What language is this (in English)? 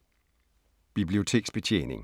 Danish